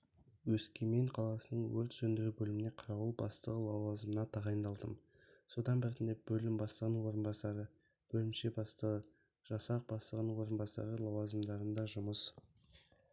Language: Kazakh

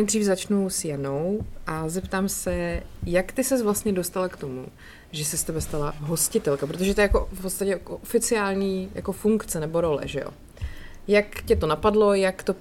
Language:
Czech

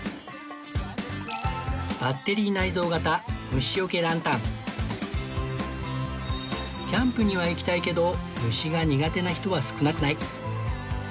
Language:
Japanese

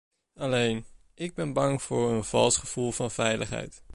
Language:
Dutch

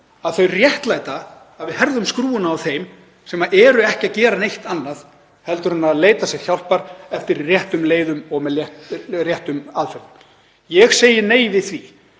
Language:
Icelandic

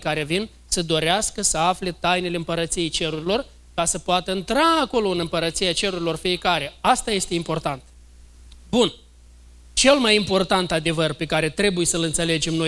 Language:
Romanian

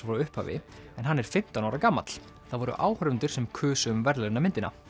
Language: Icelandic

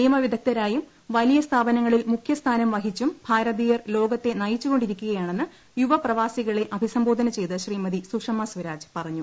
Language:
Malayalam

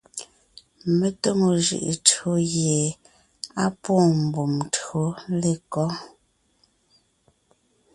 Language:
Ngiemboon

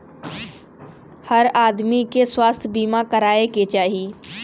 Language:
Bhojpuri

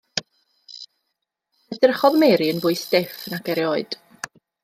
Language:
Welsh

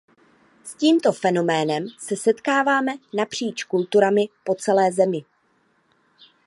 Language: Czech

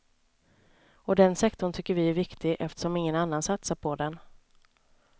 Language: Swedish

